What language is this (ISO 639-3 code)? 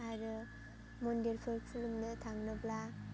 brx